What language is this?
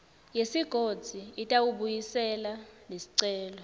Swati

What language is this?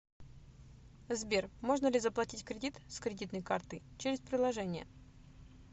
Russian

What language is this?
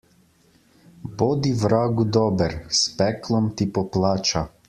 Slovenian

